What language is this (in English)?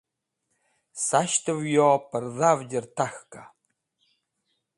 Wakhi